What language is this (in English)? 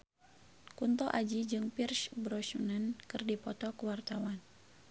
Sundanese